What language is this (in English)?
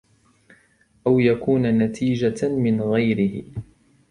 Arabic